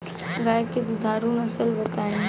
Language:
Bhojpuri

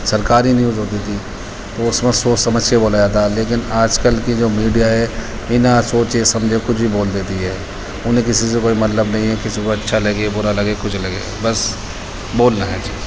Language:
Urdu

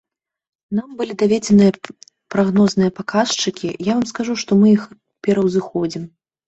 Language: Belarusian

